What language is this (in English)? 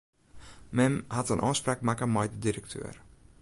Western Frisian